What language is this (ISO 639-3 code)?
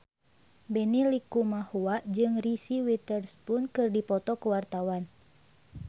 sun